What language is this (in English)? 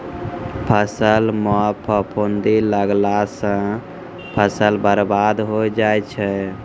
Maithili